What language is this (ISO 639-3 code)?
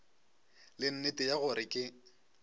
nso